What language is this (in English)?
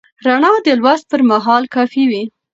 Pashto